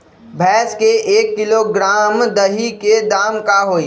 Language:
Magahi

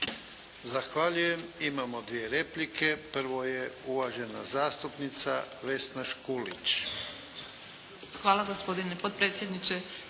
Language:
Croatian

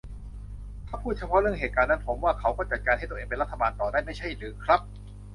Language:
Thai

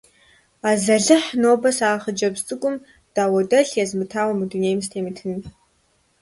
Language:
Kabardian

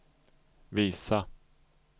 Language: Swedish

